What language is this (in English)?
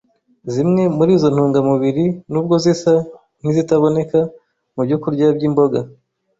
Kinyarwanda